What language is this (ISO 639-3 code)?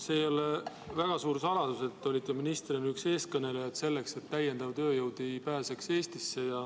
est